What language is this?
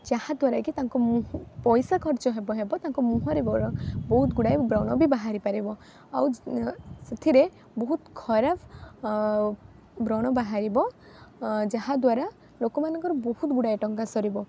Odia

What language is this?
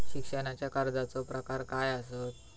Marathi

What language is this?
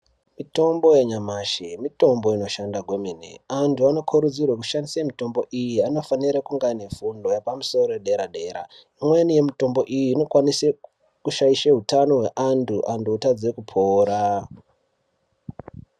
Ndau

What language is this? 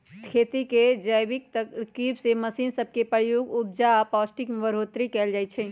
Magahi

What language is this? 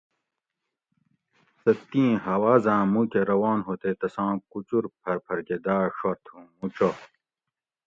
Gawri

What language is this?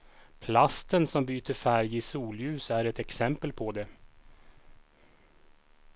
Swedish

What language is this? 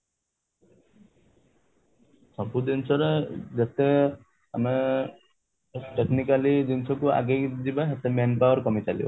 Odia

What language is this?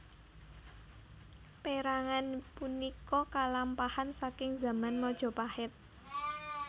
Javanese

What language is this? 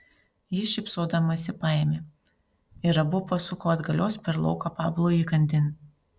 Lithuanian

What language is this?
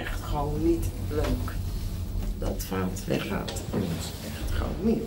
Dutch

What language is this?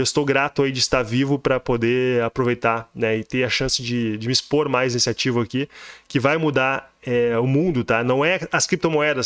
Portuguese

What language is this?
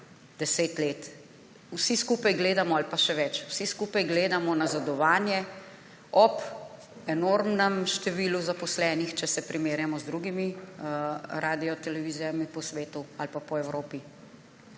Slovenian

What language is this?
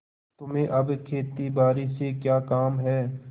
Hindi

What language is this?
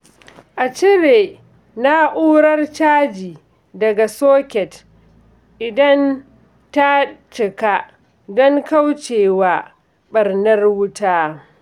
Hausa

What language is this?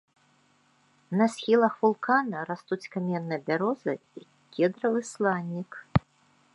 Belarusian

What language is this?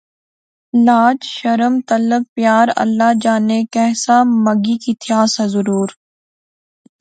Pahari-Potwari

